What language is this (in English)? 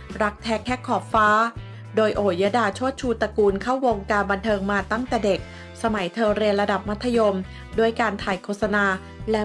Thai